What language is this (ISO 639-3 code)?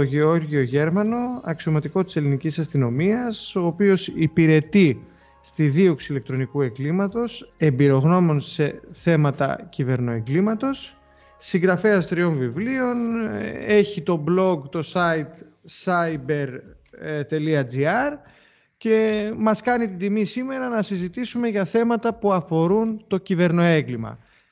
ell